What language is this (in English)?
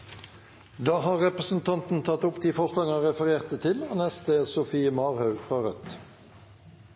Norwegian Nynorsk